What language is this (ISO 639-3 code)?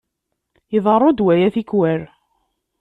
kab